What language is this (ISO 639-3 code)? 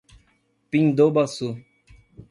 por